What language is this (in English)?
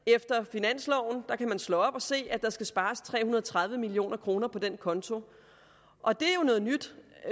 Danish